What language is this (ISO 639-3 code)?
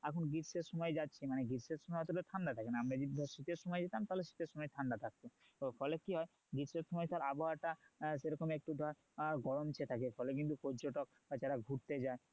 ben